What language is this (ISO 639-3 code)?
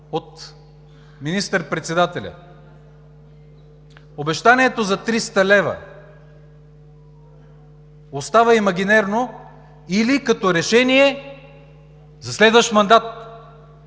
bul